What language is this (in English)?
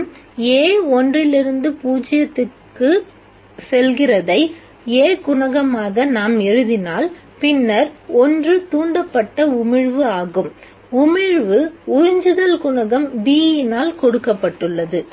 Tamil